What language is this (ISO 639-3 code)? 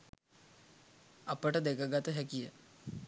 sin